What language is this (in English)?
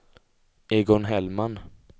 Swedish